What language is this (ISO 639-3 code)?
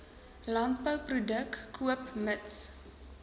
afr